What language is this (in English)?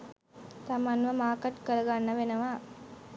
Sinhala